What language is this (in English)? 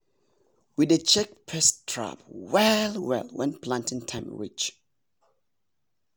Nigerian Pidgin